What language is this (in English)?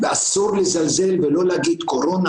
Hebrew